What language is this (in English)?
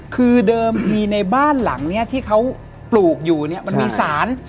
Thai